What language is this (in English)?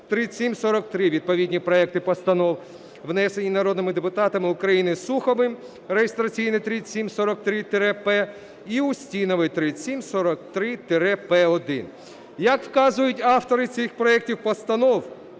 Ukrainian